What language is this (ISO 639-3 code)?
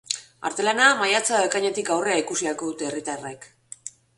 eus